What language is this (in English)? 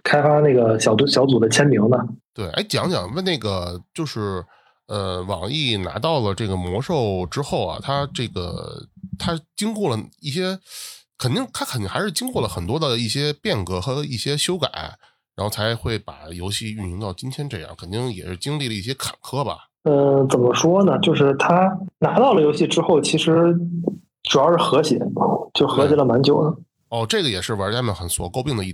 Chinese